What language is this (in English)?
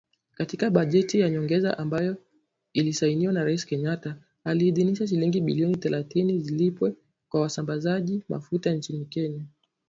Swahili